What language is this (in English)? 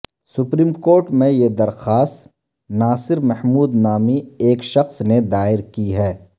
Urdu